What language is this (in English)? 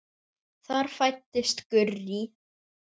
Icelandic